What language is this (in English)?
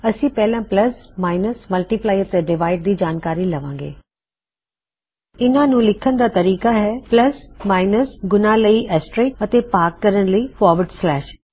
Punjabi